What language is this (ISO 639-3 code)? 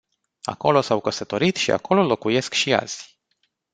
ron